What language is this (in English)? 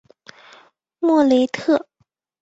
Chinese